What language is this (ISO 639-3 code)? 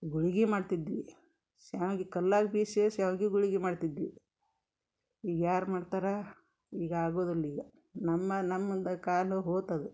kan